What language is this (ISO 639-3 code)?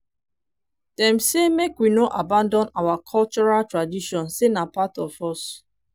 pcm